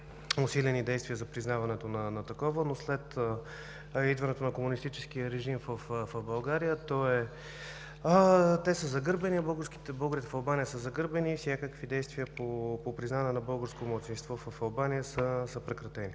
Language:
Bulgarian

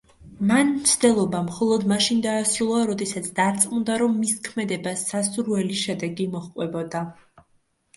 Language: Georgian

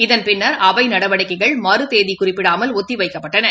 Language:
Tamil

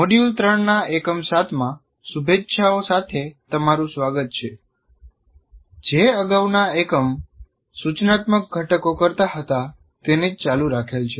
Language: Gujarati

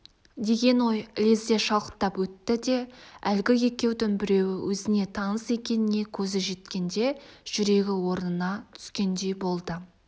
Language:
Kazakh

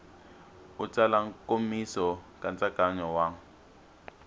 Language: Tsonga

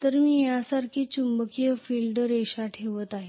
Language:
Marathi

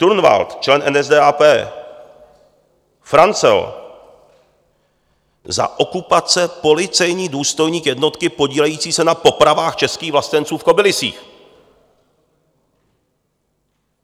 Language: Czech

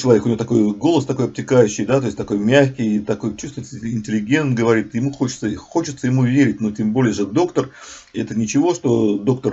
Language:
Russian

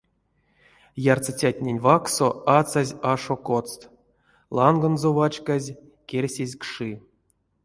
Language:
Erzya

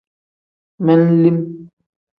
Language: Tem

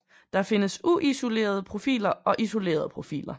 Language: Danish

